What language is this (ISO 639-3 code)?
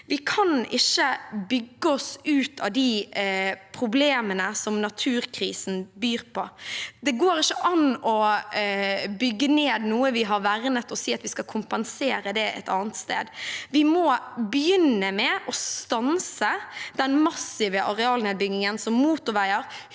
nor